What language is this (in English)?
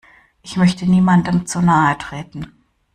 German